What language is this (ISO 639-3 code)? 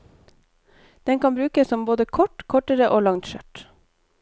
nor